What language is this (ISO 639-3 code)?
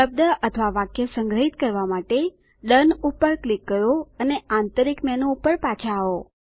guj